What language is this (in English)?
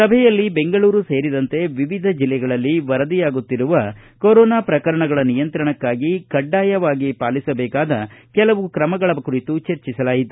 Kannada